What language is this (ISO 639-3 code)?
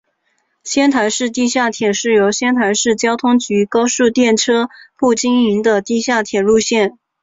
zho